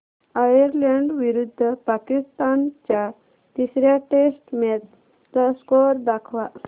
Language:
Marathi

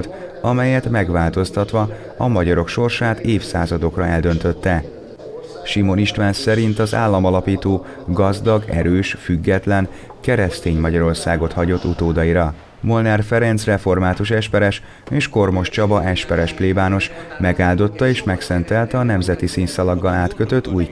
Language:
Hungarian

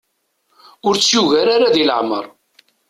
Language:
Kabyle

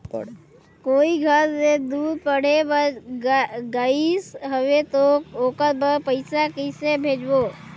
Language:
Chhattisgarhi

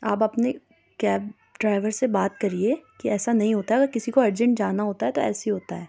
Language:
Urdu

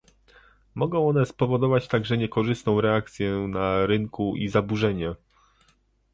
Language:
Polish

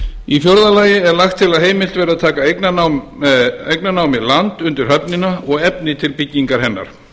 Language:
Icelandic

